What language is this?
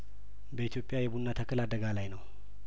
Amharic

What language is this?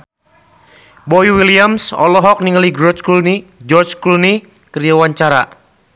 Sundanese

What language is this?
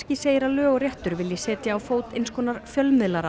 Icelandic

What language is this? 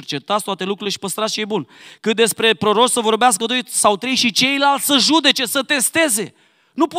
Romanian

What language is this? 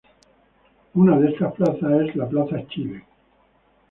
Spanish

